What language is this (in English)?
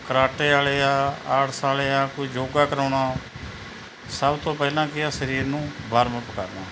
Punjabi